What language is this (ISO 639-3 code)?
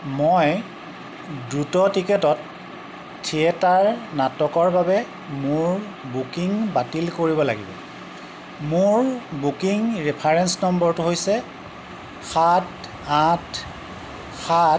asm